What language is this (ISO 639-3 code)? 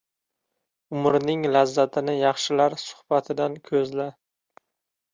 uzb